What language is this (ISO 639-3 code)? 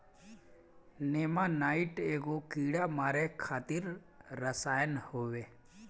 bho